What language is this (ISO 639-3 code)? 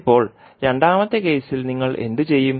mal